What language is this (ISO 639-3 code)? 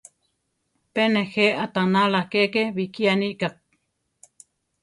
tar